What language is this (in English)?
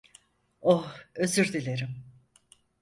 Turkish